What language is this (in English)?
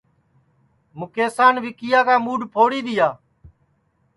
Sansi